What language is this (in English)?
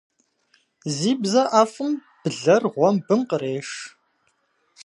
Kabardian